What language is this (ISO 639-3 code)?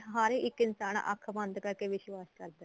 pan